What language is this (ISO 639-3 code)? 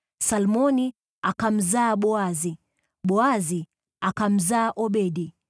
swa